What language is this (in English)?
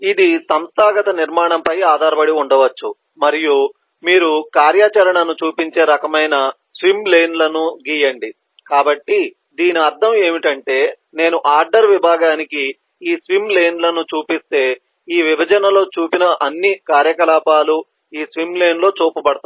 Telugu